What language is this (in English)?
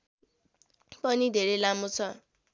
Nepali